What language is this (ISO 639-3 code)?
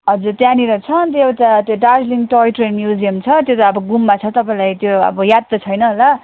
nep